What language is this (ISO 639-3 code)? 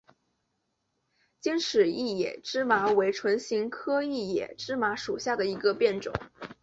zho